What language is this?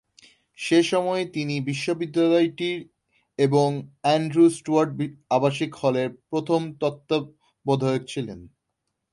Bangla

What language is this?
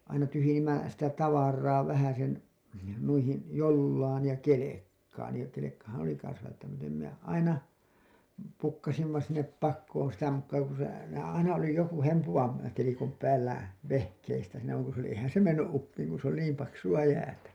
Finnish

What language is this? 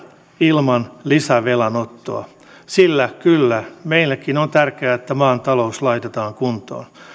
Finnish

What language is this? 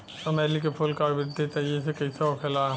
Bhojpuri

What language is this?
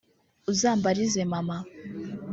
Kinyarwanda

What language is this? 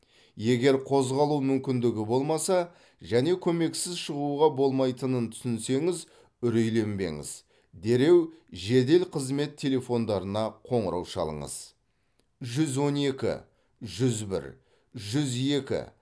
Kazakh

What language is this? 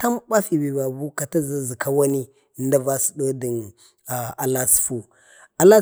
Bade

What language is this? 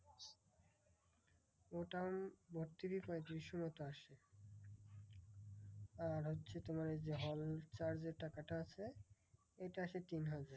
Bangla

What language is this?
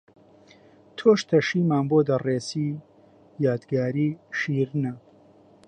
Central Kurdish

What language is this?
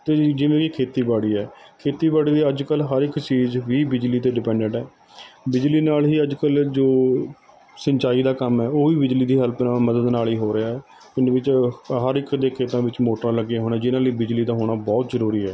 Punjabi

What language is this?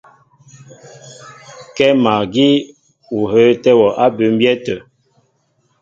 Mbo (Cameroon)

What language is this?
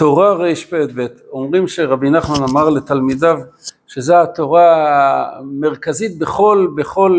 Hebrew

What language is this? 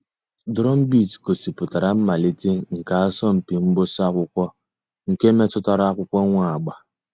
Igbo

